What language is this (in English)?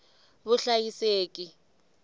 Tsonga